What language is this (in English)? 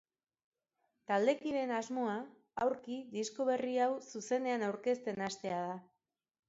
Basque